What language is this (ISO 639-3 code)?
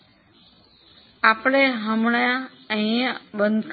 guj